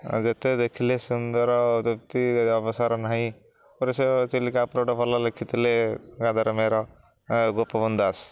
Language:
Odia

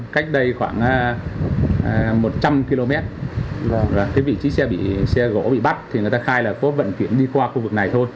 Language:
Vietnamese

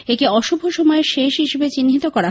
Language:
Bangla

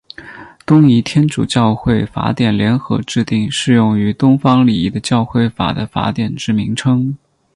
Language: Chinese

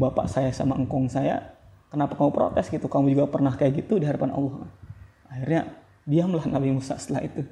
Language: Indonesian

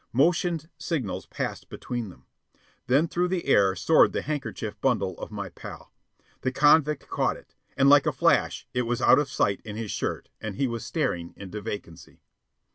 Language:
English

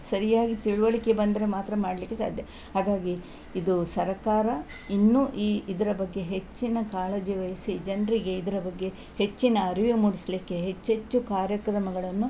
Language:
Kannada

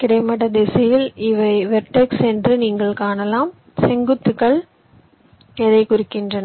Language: Tamil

